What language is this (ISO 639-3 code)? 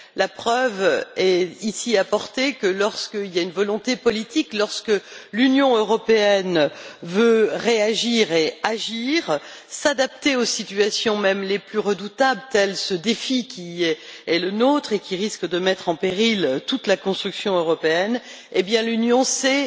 fra